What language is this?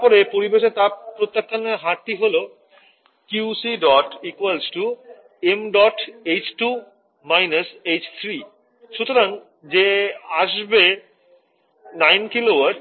Bangla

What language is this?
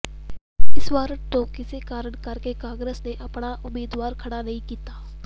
Punjabi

